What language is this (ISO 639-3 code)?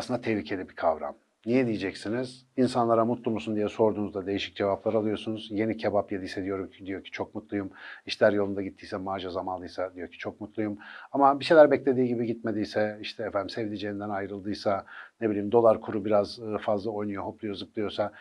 tur